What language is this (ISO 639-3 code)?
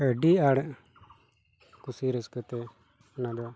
sat